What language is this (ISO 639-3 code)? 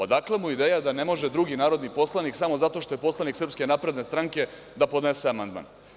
srp